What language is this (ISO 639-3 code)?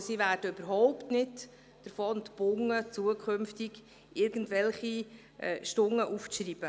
gsw